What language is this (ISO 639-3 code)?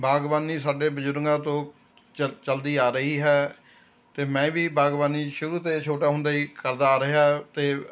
pan